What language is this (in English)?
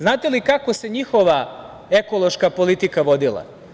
Serbian